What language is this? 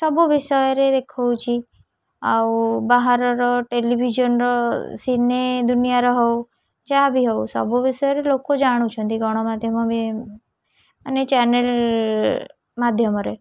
Odia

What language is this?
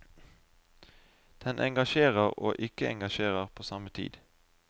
Norwegian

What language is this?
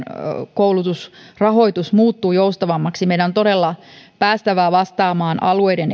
Finnish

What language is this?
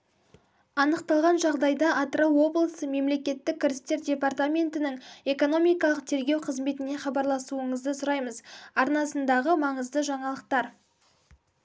Kazakh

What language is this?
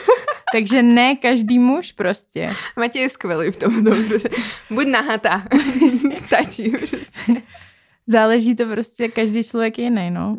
Czech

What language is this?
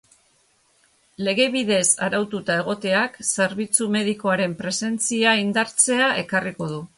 Basque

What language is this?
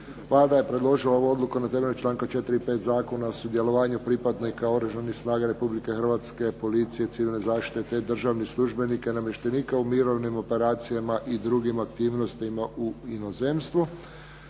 Croatian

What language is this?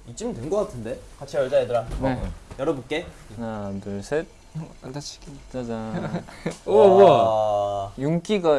Korean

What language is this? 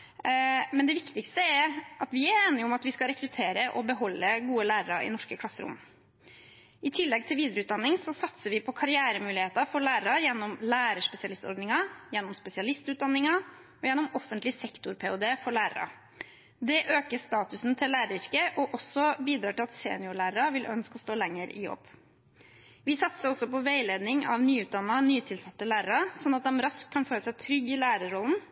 Norwegian Bokmål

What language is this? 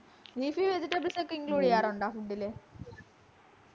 Malayalam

